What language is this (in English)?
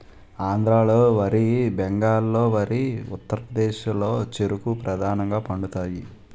Telugu